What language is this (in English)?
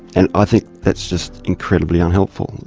English